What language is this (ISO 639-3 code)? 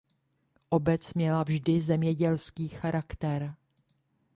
ces